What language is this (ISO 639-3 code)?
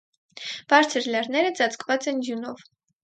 hye